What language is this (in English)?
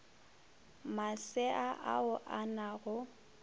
Northern Sotho